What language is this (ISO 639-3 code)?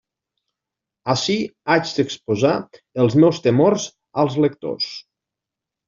cat